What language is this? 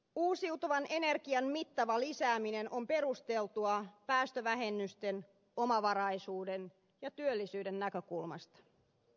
Finnish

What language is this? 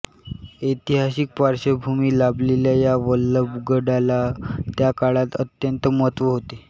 Marathi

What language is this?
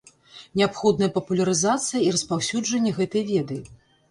Belarusian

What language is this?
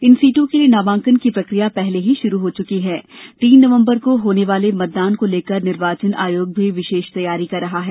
Hindi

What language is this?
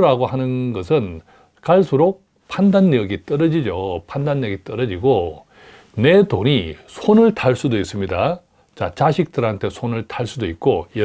Korean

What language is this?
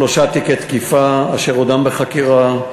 Hebrew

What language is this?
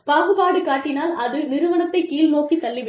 Tamil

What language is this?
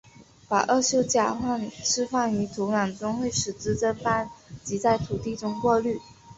Chinese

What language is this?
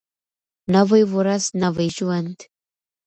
Pashto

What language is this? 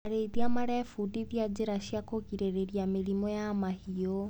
Kikuyu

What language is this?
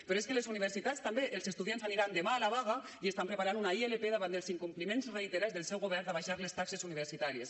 Catalan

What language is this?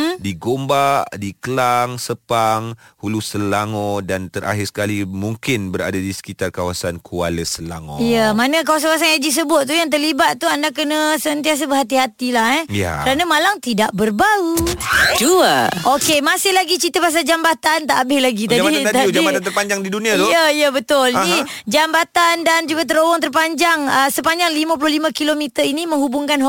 Malay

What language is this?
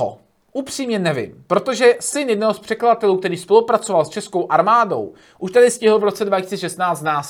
Czech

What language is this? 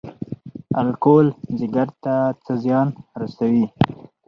Pashto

